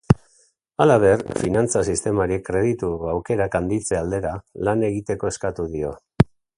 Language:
Basque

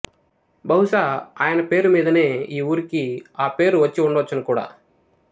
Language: Telugu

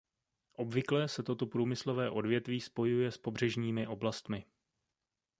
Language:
Czech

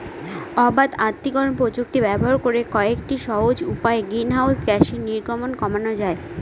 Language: Bangla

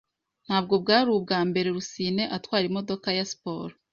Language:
Kinyarwanda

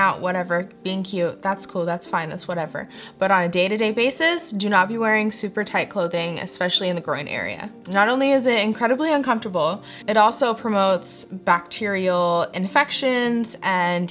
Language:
English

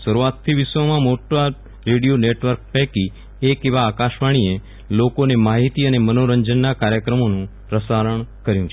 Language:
Gujarati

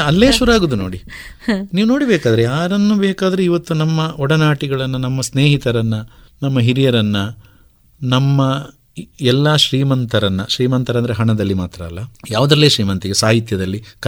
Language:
Kannada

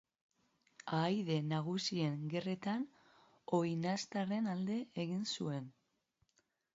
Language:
Basque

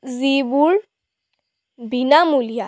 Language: Assamese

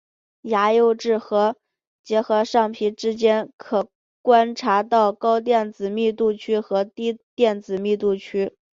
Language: Chinese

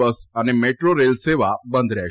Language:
Gujarati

